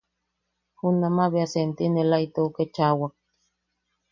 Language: Yaqui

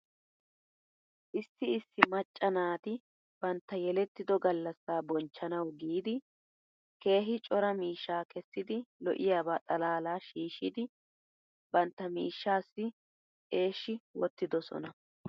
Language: Wolaytta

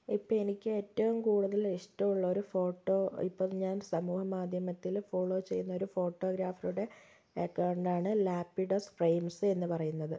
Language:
Malayalam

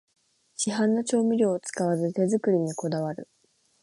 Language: Japanese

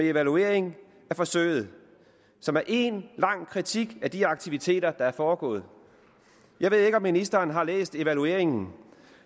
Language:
Danish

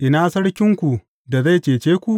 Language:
Hausa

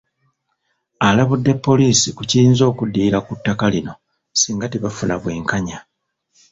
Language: Ganda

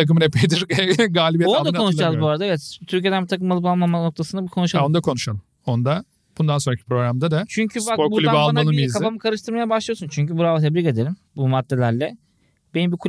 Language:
Turkish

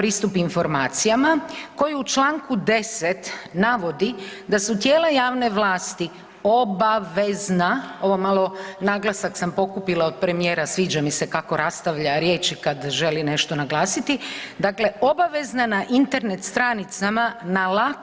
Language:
Croatian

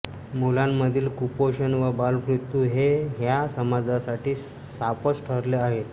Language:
Marathi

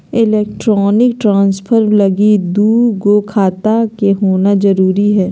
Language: Magahi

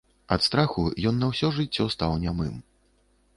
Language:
Belarusian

